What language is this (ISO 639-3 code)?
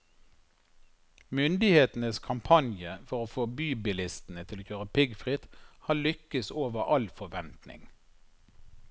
nor